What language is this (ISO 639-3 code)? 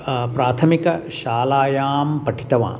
san